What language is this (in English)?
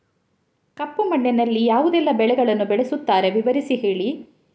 Kannada